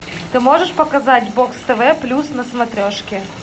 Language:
Russian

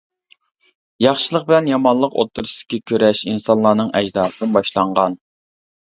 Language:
Uyghur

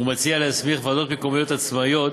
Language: Hebrew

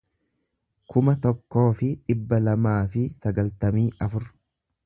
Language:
Oromo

